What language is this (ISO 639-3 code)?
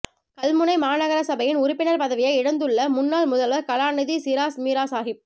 tam